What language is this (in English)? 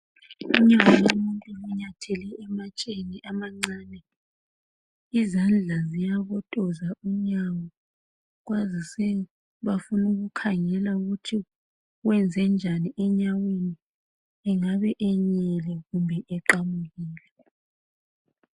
North Ndebele